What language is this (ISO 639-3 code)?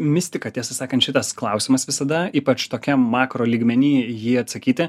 lit